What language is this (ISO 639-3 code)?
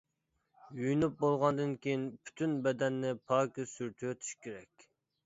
uig